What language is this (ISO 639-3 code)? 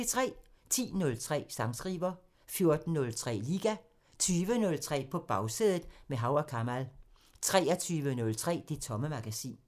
dan